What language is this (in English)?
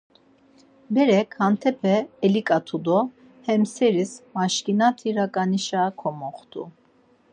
Laz